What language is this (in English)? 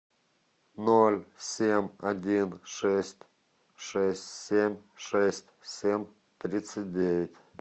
Russian